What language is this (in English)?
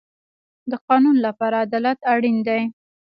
Pashto